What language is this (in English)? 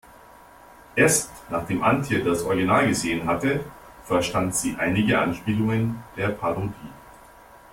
German